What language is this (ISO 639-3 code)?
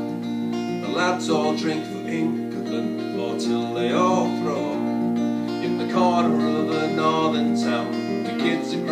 eng